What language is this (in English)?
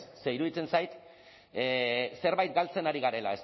Basque